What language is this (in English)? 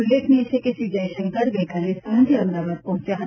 Gujarati